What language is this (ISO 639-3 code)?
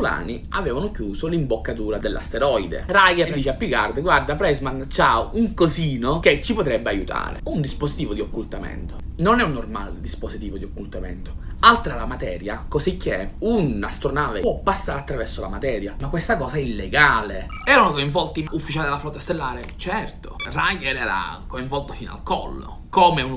ita